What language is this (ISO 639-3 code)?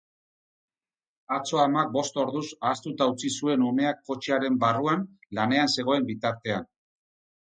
eus